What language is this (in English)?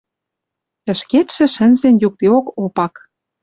Western Mari